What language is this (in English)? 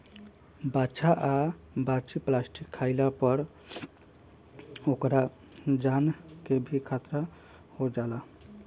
Bhojpuri